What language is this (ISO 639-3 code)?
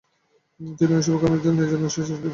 ben